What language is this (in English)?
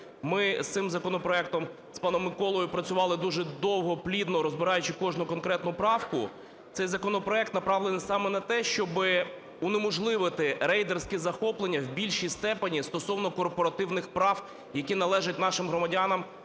Ukrainian